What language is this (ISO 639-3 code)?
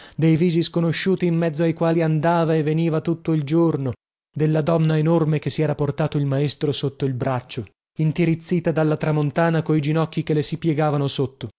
ita